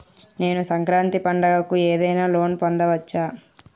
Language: Telugu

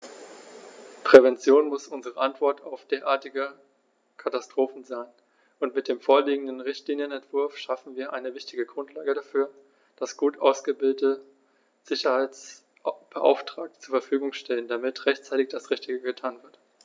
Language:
German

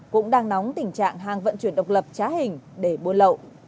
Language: Vietnamese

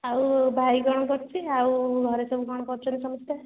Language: Odia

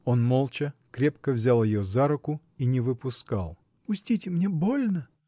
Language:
Russian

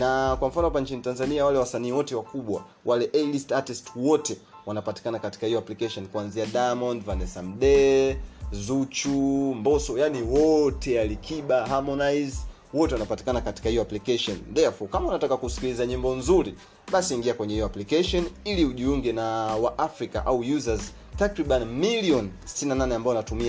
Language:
Swahili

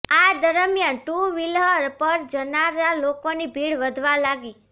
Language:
Gujarati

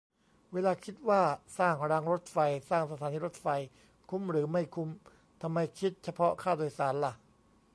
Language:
Thai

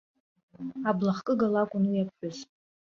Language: Abkhazian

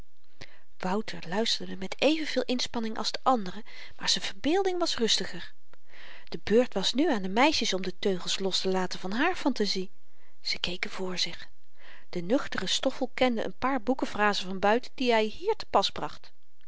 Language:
Dutch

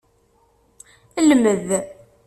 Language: Kabyle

